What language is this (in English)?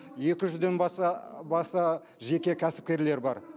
Kazakh